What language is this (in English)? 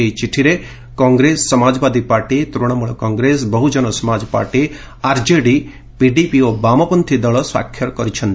Odia